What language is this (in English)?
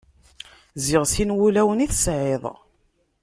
Kabyle